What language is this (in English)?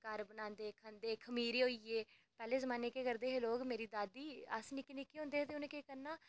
Dogri